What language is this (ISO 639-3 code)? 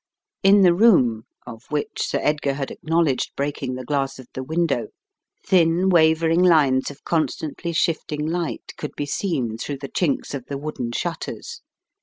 eng